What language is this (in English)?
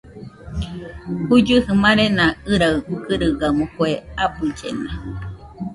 Nüpode Huitoto